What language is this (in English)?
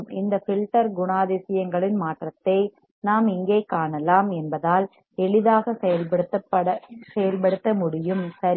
Tamil